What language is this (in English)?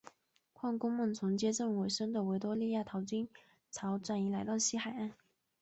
Chinese